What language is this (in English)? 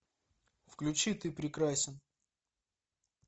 Russian